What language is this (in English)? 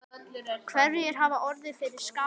Icelandic